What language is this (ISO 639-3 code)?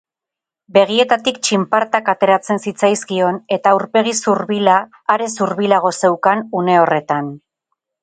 eus